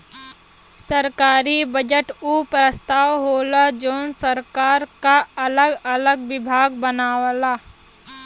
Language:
Bhojpuri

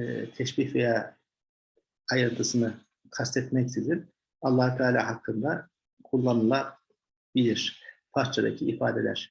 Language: Turkish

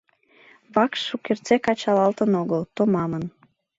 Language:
Mari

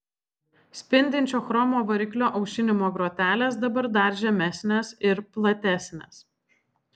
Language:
Lithuanian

